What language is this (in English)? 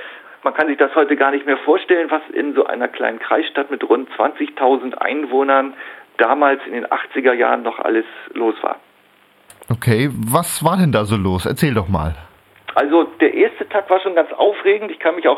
German